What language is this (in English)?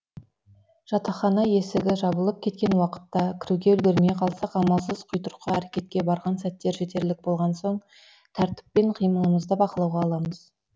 Kazakh